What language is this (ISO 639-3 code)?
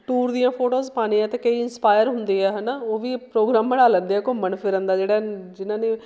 pan